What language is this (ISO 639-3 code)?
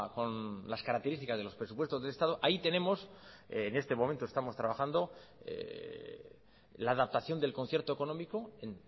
spa